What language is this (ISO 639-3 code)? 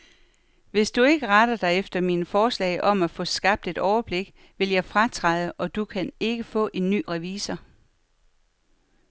dan